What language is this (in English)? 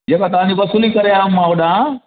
Sindhi